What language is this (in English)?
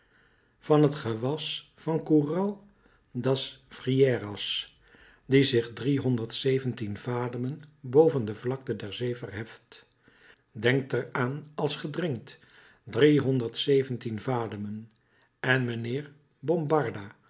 Dutch